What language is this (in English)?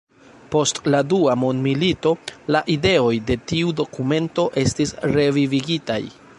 Esperanto